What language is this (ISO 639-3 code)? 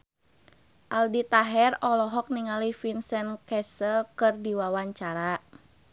sun